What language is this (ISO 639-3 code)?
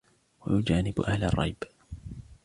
ara